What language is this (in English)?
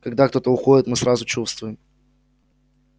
Russian